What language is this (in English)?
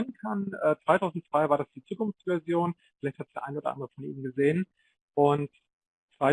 German